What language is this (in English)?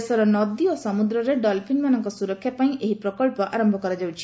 Odia